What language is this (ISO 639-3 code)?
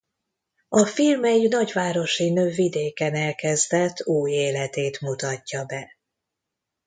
hun